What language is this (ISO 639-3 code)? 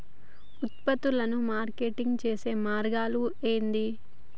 tel